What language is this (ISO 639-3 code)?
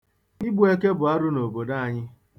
ibo